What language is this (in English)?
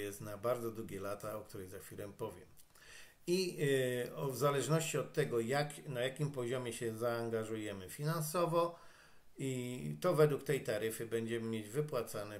Polish